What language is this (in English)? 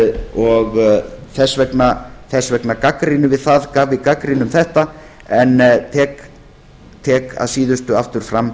Icelandic